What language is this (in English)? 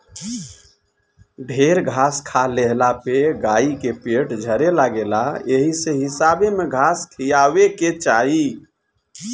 Bhojpuri